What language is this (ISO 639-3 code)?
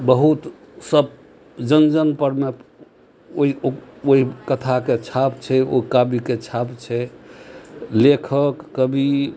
mai